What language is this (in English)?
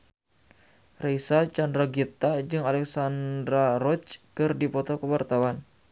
Sundanese